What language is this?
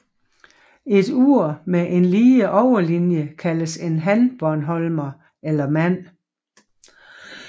Danish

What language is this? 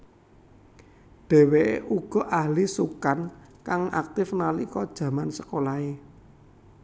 Javanese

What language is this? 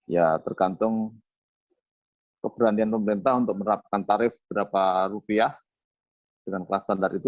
Indonesian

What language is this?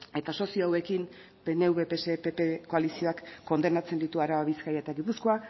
Basque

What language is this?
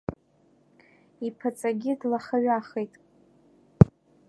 Abkhazian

